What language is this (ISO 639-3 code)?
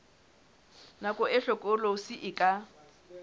sot